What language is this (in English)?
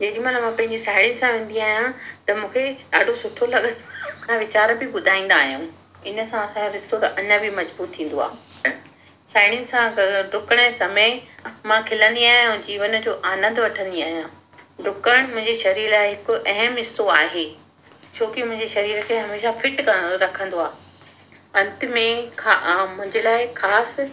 Sindhi